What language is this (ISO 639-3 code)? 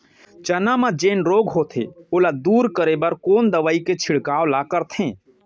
hne